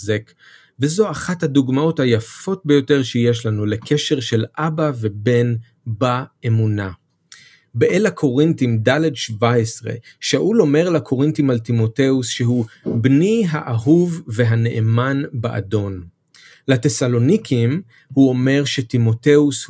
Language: Hebrew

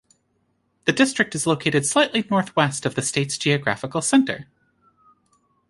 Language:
English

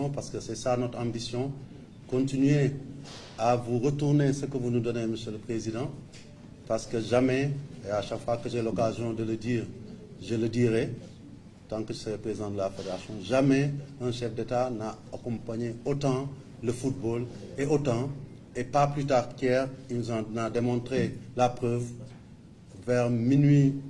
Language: French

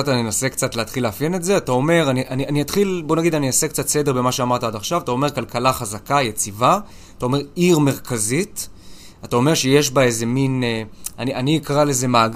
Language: Hebrew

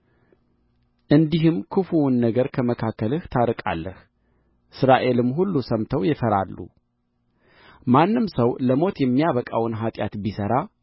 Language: Amharic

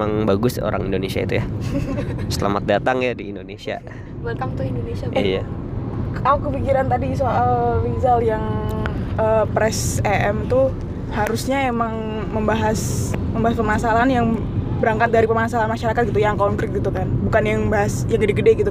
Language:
Indonesian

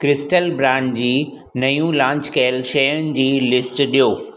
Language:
Sindhi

